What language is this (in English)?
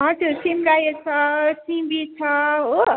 Nepali